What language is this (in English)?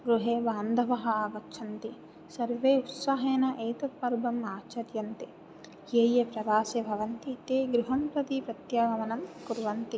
Sanskrit